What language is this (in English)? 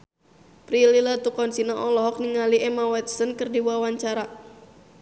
Sundanese